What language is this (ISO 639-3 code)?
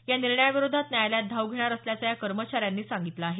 mar